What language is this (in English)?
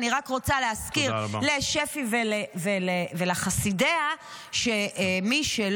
Hebrew